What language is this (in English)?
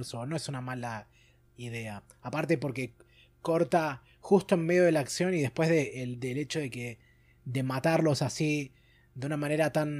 Spanish